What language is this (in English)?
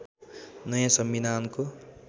Nepali